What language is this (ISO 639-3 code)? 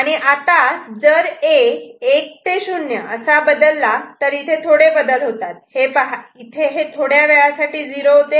mar